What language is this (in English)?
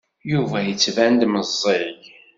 Kabyle